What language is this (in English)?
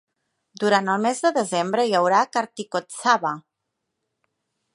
Catalan